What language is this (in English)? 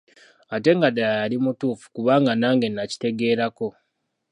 Ganda